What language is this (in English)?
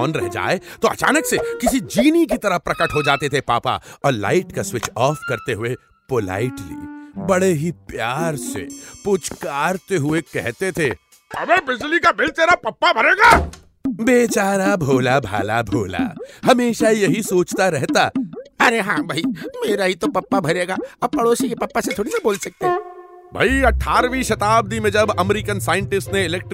Hindi